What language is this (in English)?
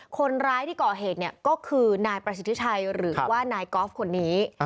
Thai